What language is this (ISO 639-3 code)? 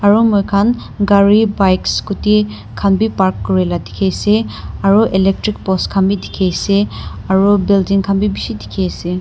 nag